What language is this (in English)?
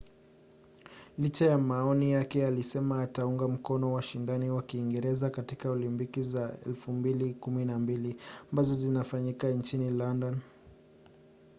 Swahili